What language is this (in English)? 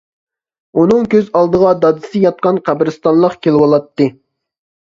Uyghur